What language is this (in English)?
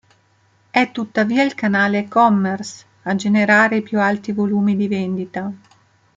Italian